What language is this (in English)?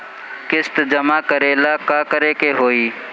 Bhojpuri